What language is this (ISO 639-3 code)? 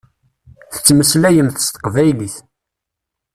kab